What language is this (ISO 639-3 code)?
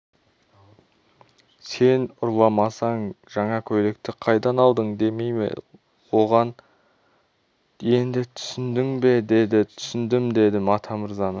kaz